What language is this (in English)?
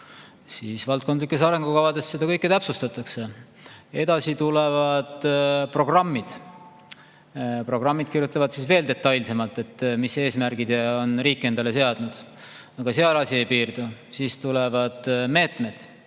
Estonian